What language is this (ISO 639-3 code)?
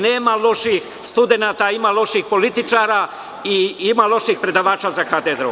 srp